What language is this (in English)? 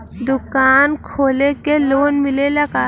Bhojpuri